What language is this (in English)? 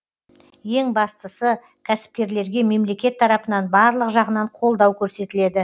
Kazakh